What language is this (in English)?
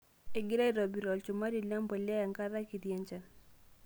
Masai